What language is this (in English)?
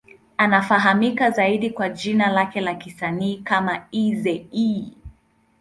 Swahili